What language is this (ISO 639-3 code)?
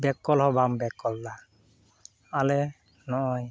sat